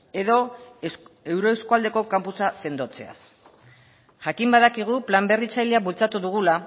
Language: Basque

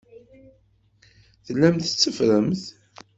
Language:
Kabyle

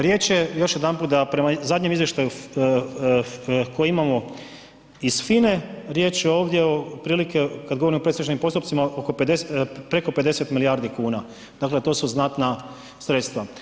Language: Croatian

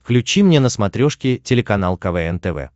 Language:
Russian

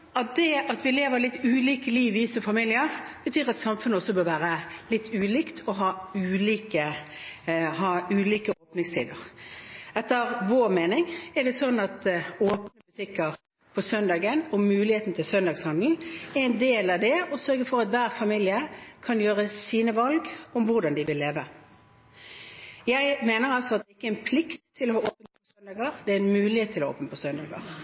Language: Norwegian Bokmål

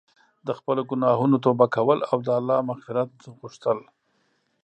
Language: Pashto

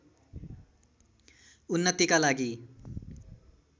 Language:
Nepali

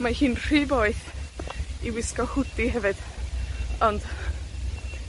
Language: Welsh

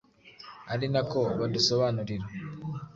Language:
Kinyarwanda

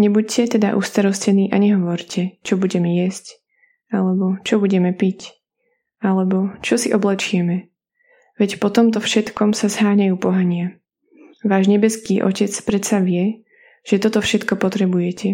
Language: Slovak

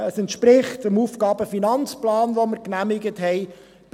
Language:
Swiss German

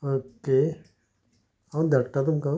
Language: Konkani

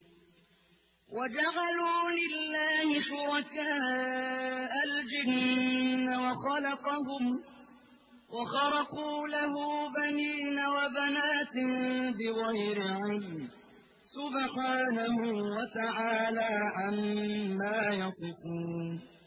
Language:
Arabic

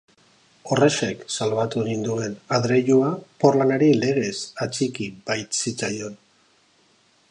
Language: Basque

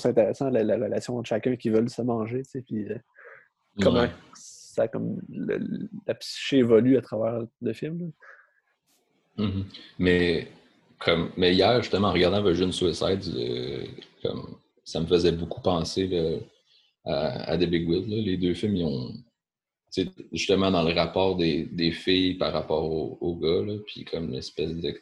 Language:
French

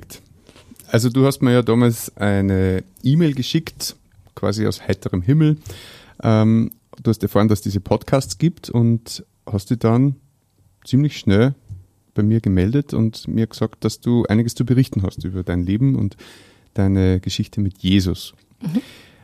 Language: German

